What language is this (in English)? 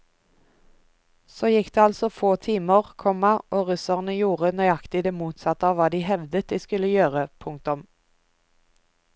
Norwegian